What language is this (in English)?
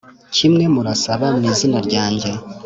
Kinyarwanda